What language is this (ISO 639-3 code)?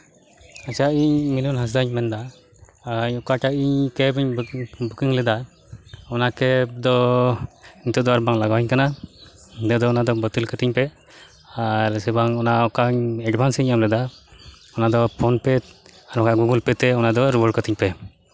sat